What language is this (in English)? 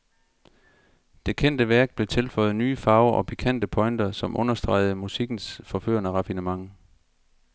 Danish